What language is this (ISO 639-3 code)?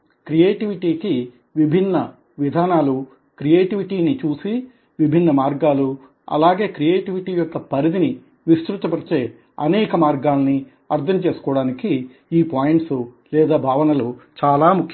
tel